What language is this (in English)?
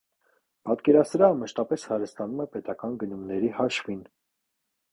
Armenian